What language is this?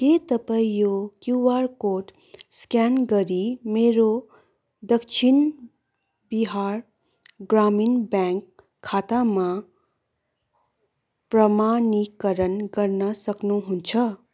Nepali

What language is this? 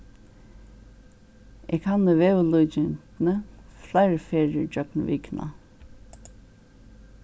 Faroese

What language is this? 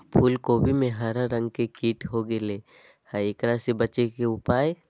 Magahi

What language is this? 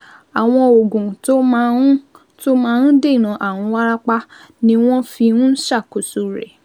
Yoruba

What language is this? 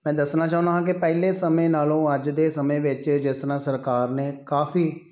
Punjabi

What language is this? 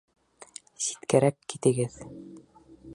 Bashkir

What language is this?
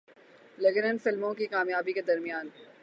Urdu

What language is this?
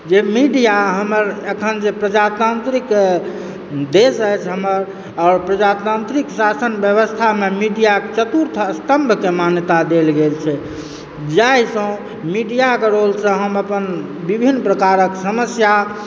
Maithili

